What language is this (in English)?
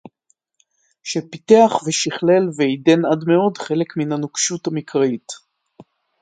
Hebrew